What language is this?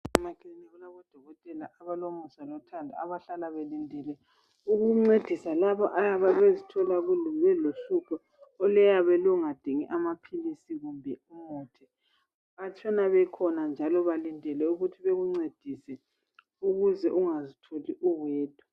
North Ndebele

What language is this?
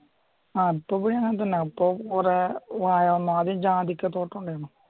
Malayalam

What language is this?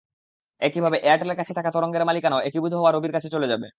Bangla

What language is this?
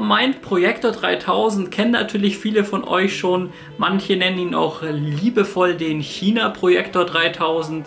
German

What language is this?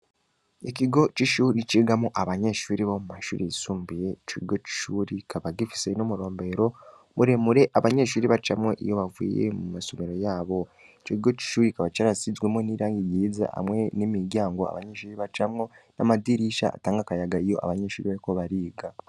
Rundi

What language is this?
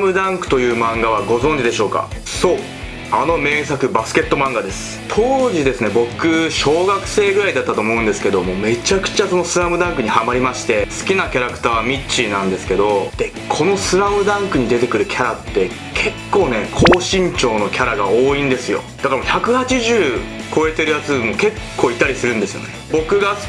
Japanese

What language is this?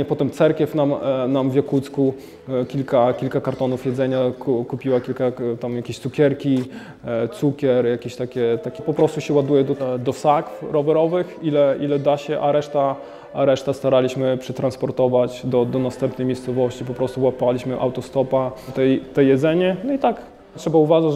Polish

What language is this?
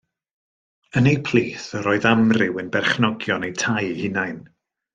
Welsh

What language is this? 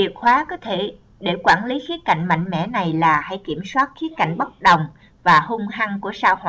Vietnamese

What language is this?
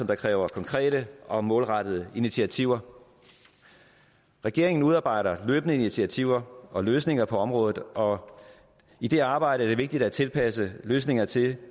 Danish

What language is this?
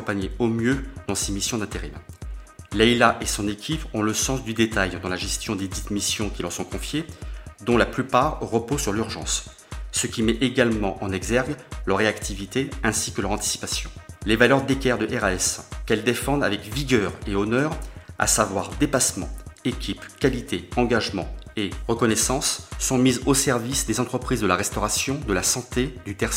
French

